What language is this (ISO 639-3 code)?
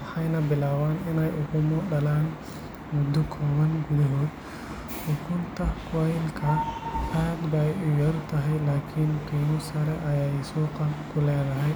som